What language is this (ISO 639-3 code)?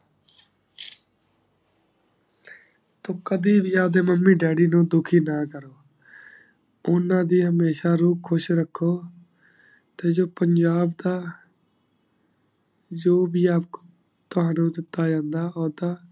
pan